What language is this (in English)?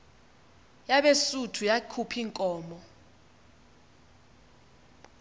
Xhosa